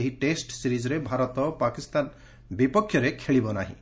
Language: Odia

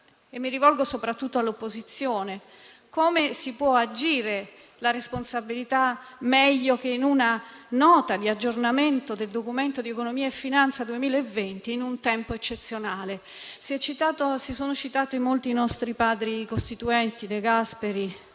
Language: Italian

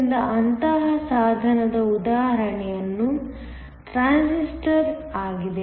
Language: Kannada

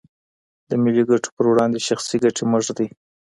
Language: Pashto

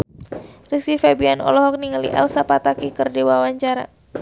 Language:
Sundanese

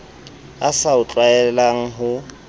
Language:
Southern Sotho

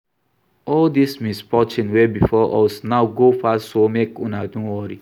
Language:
Nigerian Pidgin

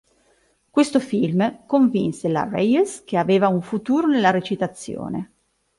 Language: Italian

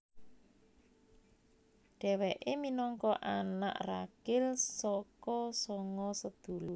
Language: Javanese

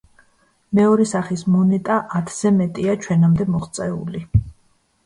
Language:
Georgian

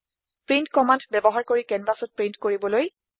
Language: Assamese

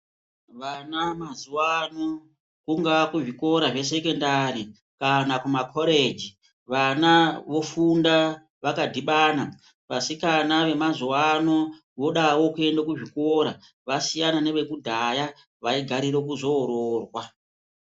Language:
Ndau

